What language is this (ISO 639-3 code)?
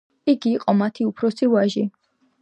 kat